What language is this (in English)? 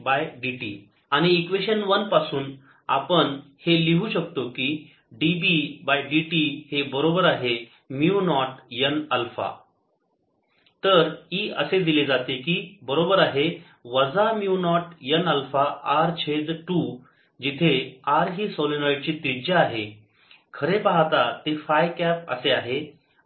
Marathi